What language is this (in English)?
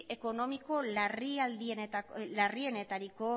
Basque